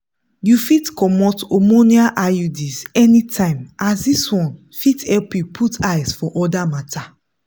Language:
Nigerian Pidgin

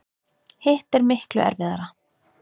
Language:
Icelandic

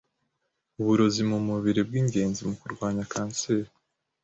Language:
Kinyarwanda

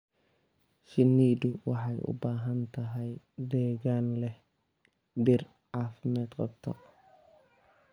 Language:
Somali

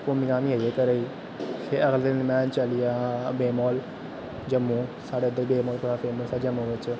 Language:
Dogri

